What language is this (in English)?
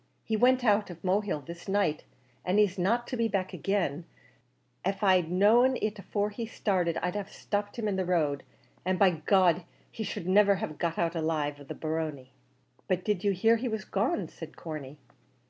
English